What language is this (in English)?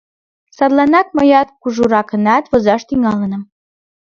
Mari